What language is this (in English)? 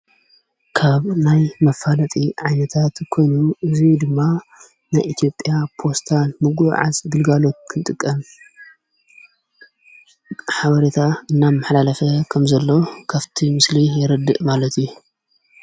Tigrinya